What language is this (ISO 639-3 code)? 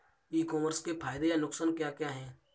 hin